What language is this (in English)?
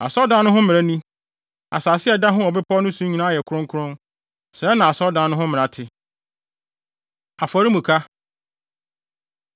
Akan